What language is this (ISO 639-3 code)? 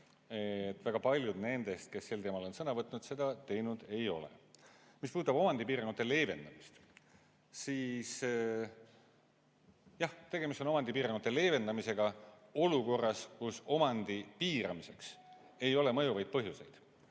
est